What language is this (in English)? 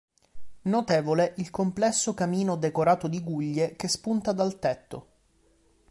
Italian